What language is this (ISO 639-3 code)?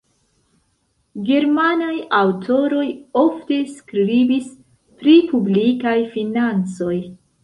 epo